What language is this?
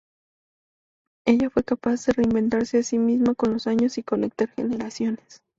Spanish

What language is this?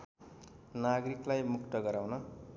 Nepali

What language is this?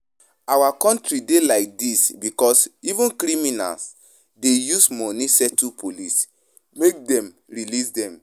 Nigerian Pidgin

